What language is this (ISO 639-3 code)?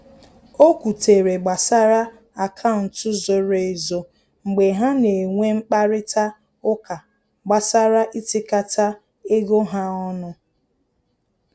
ibo